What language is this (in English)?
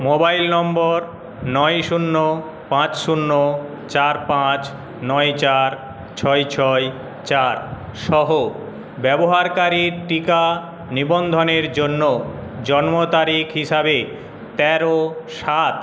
Bangla